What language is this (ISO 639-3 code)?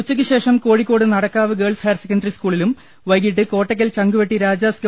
mal